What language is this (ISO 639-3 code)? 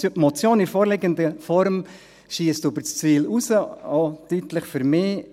gsw